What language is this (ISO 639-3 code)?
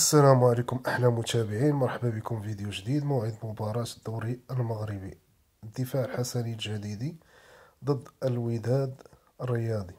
ara